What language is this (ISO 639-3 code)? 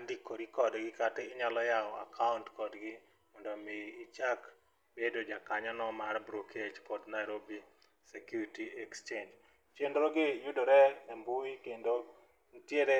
luo